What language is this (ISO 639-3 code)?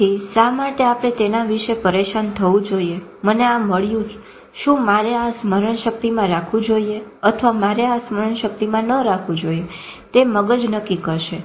guj